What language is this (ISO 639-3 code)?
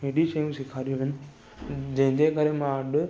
snd